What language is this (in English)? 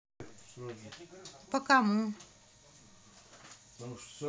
Russian